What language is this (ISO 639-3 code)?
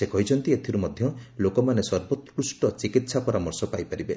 ori